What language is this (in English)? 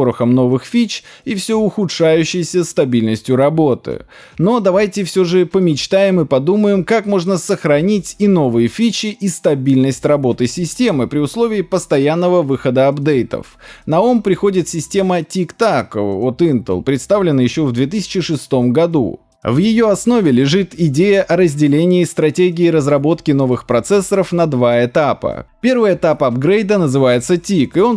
Russian